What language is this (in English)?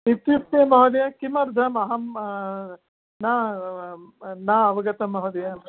Sanskrit